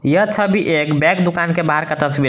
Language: Hindi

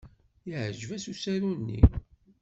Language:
Kabyle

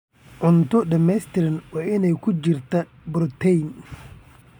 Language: Somali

